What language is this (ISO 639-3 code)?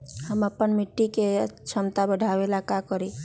mag